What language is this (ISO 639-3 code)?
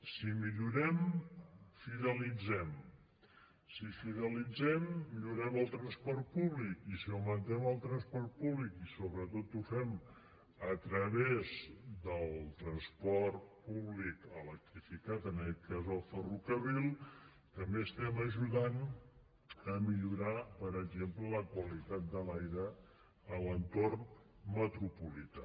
cat